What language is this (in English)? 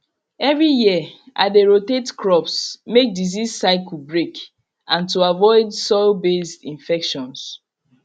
Nigerian Pidgin